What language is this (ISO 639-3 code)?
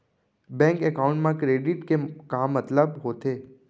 hne